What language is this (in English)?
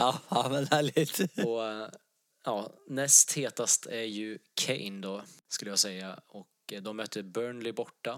Swedish